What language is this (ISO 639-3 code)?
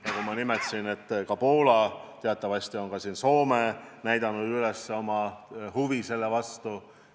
est